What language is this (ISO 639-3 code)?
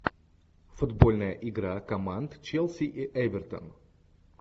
rus